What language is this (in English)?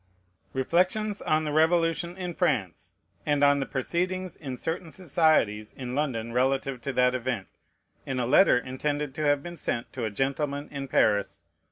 English